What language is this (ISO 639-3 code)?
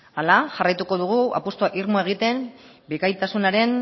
eus